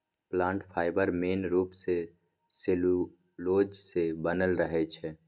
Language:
Maithili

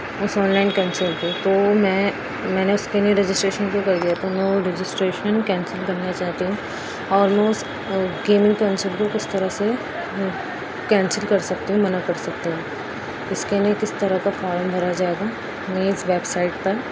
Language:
Urdu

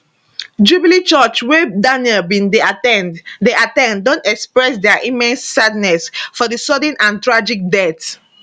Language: Nigerian Pidgin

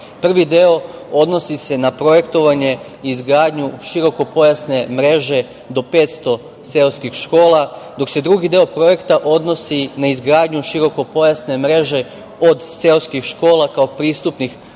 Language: Serbian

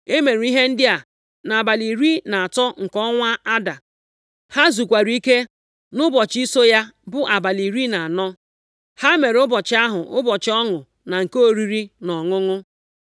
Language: Igbo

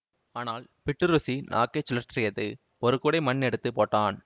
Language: Tamil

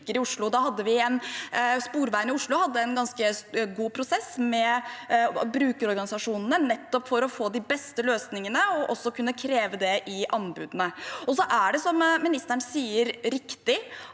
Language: Norwegian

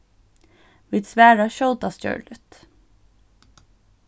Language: Faroese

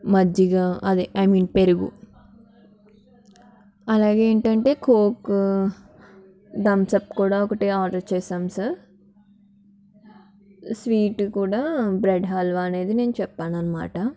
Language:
Telugu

